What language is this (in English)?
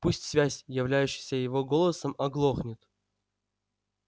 Russian